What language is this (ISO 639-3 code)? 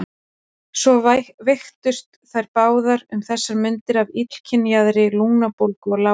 isl